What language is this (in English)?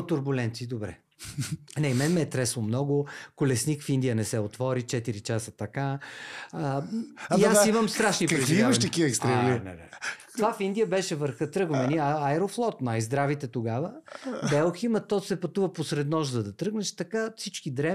Bulgarian